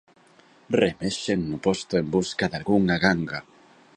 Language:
Galician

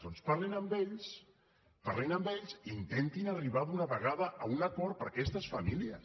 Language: Catalan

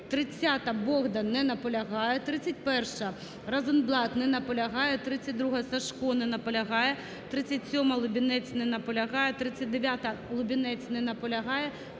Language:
Ukrainian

